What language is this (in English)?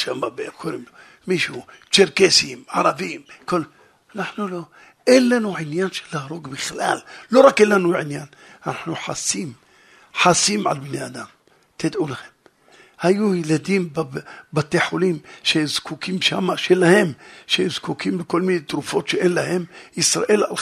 Hebrew